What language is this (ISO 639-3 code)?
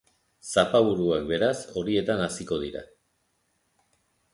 eus